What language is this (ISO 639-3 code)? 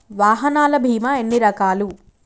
tel